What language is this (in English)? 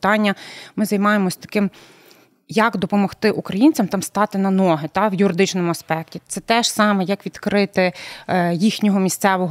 Ukrainian